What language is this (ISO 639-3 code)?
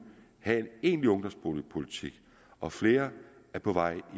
dan